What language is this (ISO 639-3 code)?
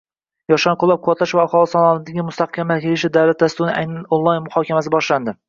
uzb